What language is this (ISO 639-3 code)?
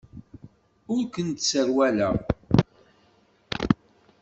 kab